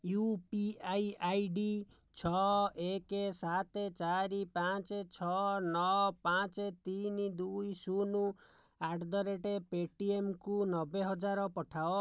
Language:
Odia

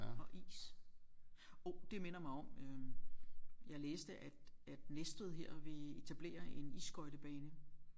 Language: Danish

